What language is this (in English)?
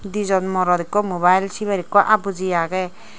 Chakma